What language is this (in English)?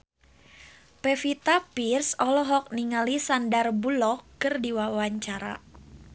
Sundanese